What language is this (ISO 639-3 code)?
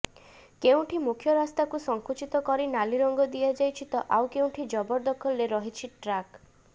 ori